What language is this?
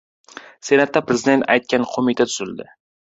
Uzbek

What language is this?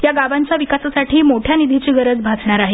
Marathi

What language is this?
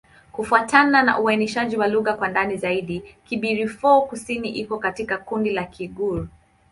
Swahili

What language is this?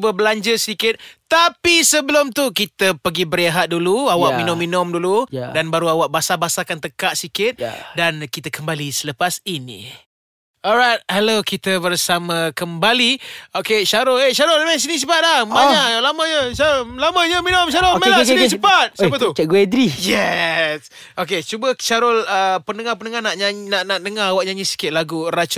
Malay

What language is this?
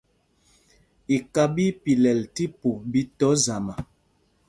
Mpumpong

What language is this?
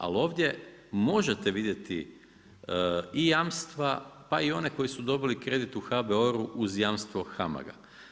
Croatian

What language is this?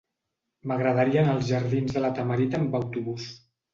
Catalan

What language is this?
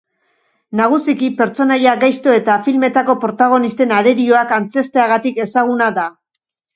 Basque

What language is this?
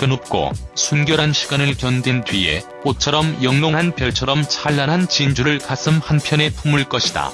Korean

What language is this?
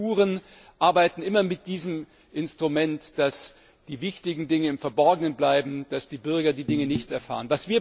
German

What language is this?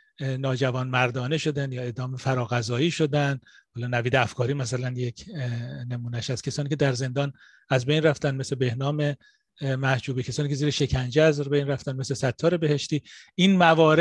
Persian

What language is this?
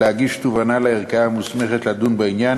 Hebrew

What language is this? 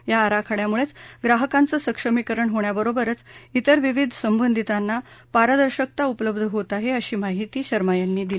Marathi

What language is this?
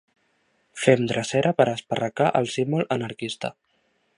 Catalan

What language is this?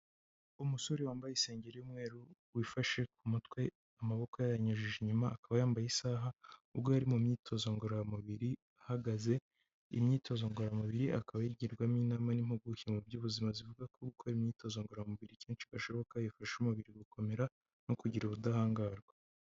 Kinyarwanda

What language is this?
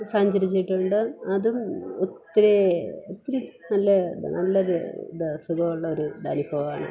Malayalam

